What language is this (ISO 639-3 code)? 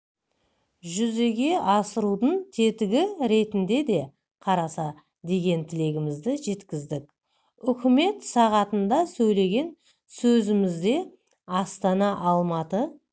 kaz